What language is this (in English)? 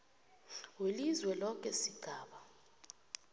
South Ndebele